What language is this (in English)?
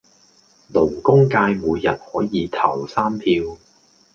Cantonese